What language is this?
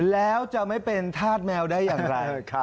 Thai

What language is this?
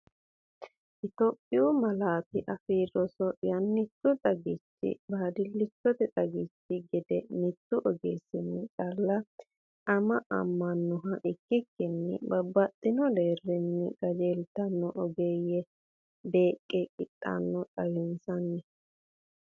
Sidamo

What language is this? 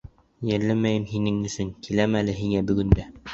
Bashkir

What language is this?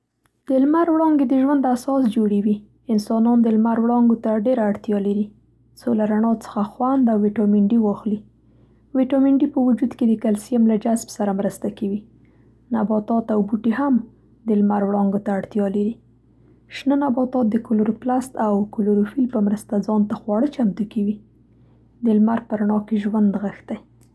Central Pashto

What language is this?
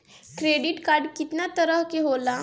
Bhojpuri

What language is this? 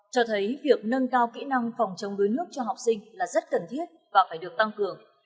Vietnamese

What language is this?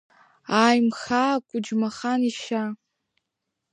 Abkhazian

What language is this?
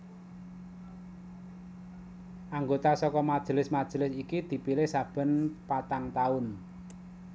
Javanese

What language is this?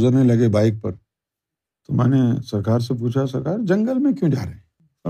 Urdu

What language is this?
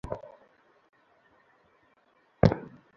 Bangla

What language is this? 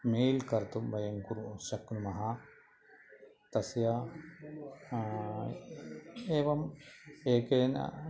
Sanskrit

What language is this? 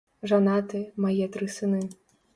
Belarusian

